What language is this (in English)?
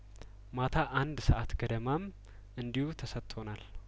Amharic